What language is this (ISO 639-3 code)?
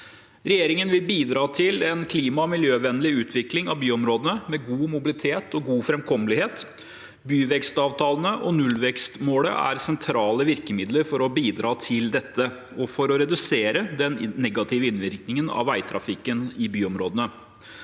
nor